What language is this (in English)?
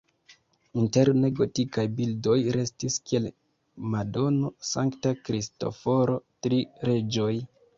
Esperanto